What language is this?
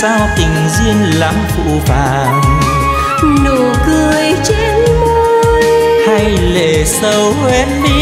Vietnamese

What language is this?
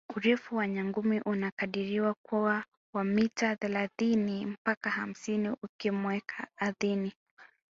Swahili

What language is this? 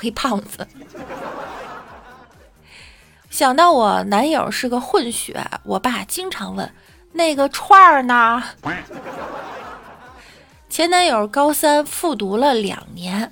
Chinese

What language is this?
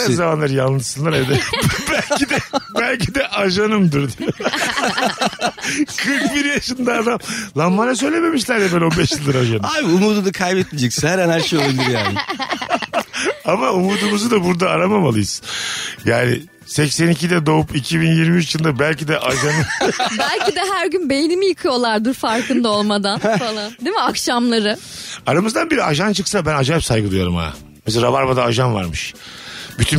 Turkish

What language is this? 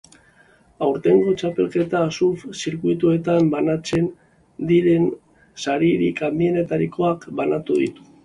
Basque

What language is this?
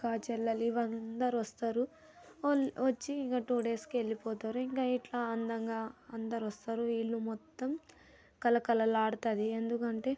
Telugu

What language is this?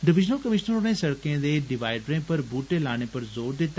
Dogri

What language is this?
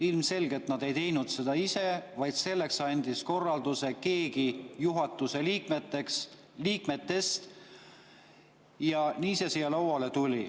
Estonian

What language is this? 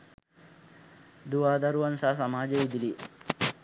Sinhala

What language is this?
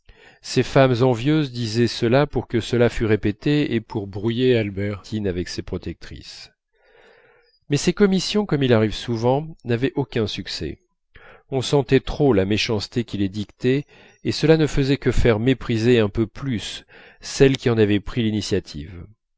French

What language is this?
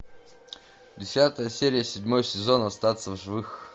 Russian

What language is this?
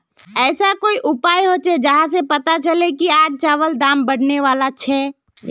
Magahi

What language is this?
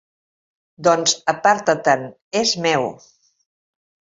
Catalan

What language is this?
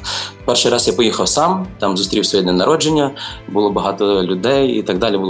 Ukrainian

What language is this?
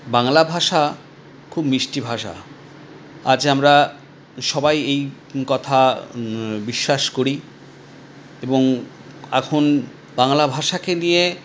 Bangla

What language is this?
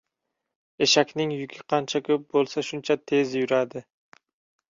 Uzbek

